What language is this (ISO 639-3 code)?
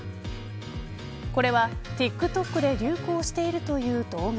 jpn